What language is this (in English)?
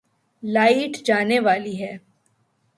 Urdu